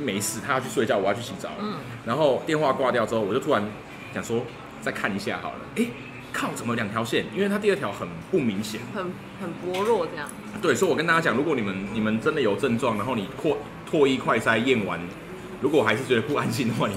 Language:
Chinese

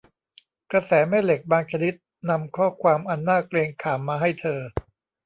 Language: Thai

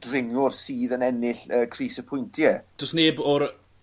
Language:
Welsh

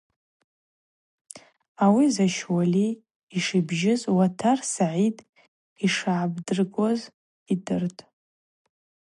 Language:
Abaza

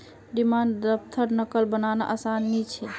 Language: Magahi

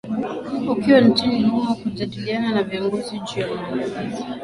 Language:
Swahili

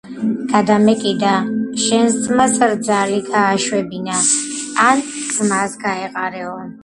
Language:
Georgian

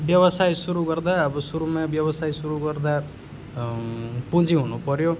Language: Nepali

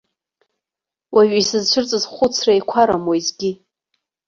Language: Abkhazian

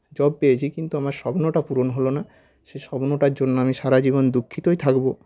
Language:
Bangla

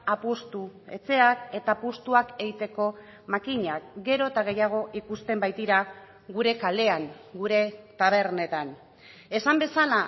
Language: Basque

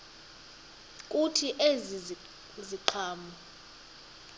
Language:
Xhosa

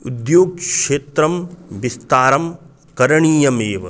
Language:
Sanskrit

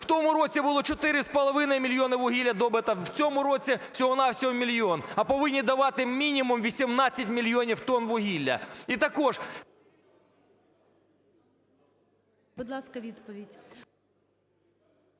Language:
Ukrainian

